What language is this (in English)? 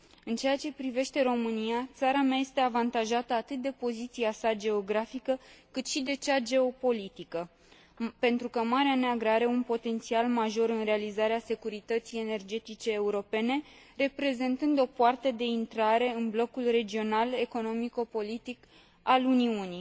Romanian